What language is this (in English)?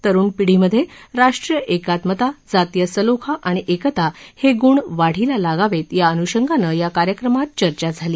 Marathi